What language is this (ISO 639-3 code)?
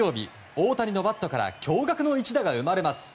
jpn